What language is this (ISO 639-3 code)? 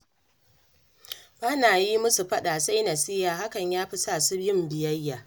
hau